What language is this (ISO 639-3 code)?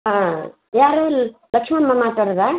kan